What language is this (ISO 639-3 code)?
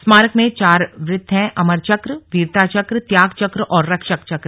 hin